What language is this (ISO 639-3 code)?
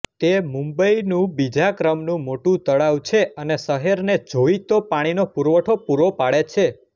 guj